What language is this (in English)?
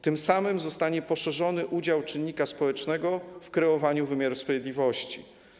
Polish